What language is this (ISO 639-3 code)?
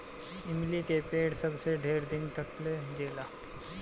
bho